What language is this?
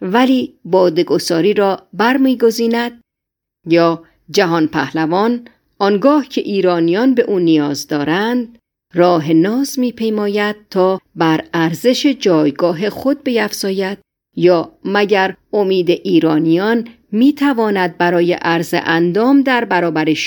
Persian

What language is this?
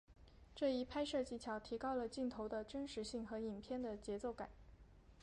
Chinese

